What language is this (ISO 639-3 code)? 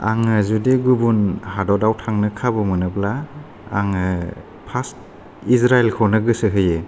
brx